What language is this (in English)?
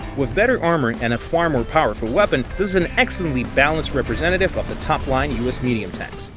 English